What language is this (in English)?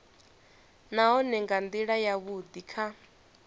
Venda